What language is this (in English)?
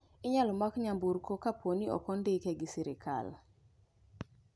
Luo (Kenya and Tanzania)